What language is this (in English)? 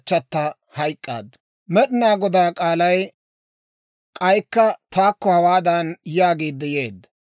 Dawro